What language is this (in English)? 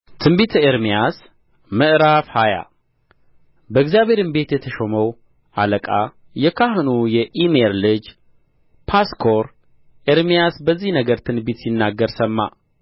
Amharic